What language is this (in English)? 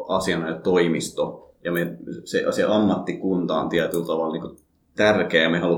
Finnish